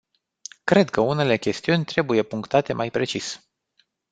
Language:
Romanian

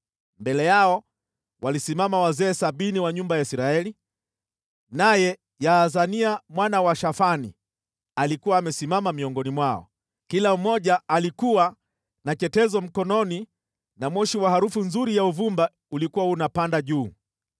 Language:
Swahili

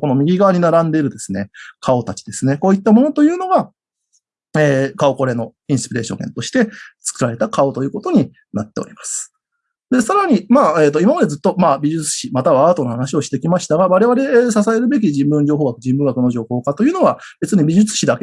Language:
Japanese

